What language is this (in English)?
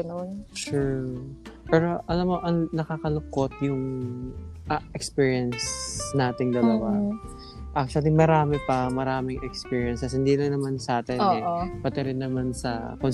Filipino